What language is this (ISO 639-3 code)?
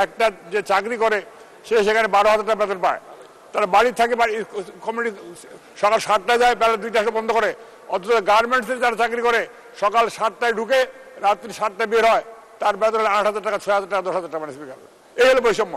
tur